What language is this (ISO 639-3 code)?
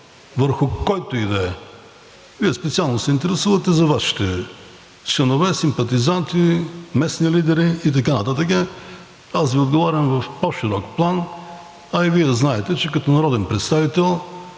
bul